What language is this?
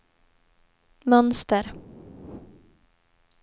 Swedish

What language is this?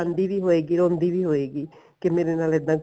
Punjabi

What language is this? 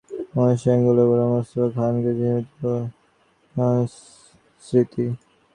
Bangla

